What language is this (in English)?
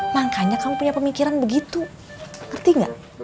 Indonesian